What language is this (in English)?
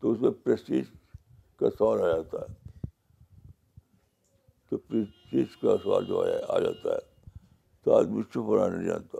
Urdu